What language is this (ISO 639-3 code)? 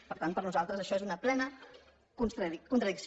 cat